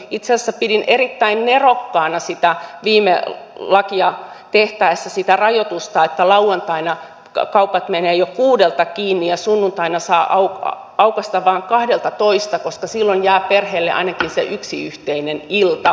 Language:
Finnish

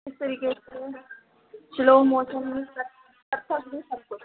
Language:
Hindi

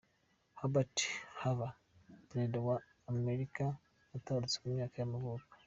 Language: Kinyarwanda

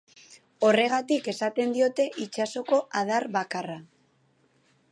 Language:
Basque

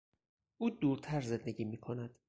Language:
Persian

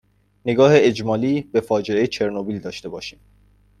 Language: Persian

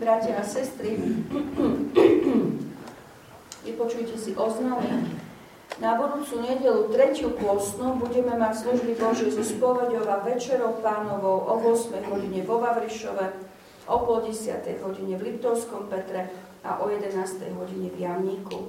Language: Slovak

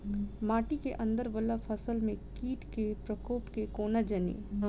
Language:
Maithili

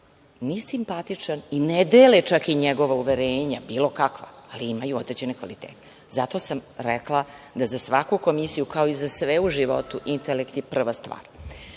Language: Serbian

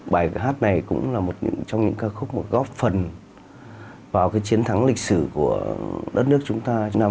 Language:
Vietnamese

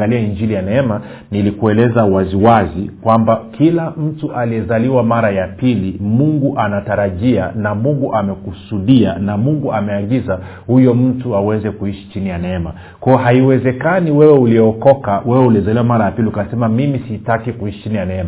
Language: Swahili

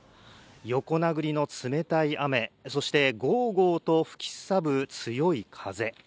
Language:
Japanese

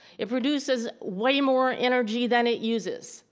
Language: English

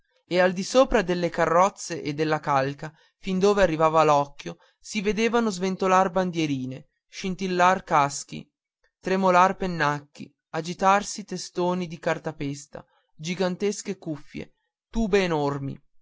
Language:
Italian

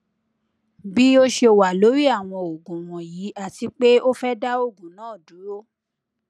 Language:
Yoruba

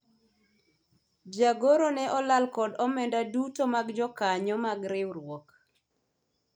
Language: Luo (Kenya and Tanzania)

